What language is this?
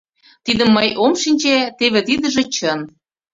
Mari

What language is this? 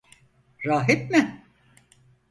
Turkish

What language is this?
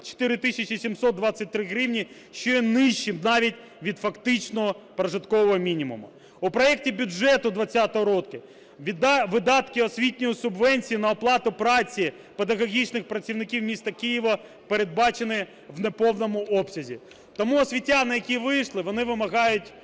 Ukrainian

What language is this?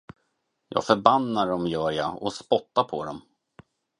Swedish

